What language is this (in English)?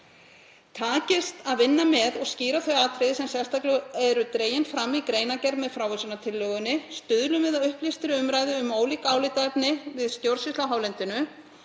Icelandic